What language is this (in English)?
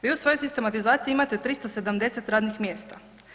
Croatian